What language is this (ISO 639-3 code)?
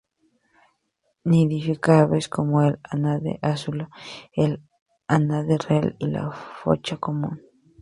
spa